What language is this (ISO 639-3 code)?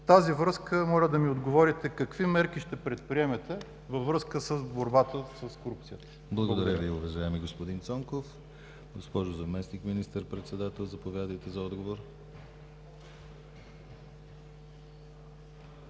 bul